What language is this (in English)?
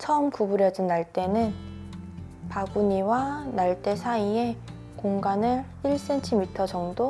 Korean